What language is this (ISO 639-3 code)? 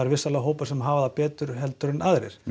isl